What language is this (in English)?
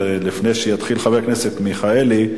Hebrew